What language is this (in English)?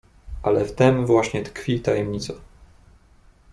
Polish